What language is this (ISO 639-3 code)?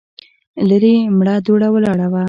pus